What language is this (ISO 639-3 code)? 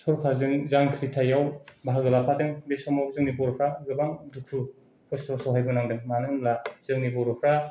brx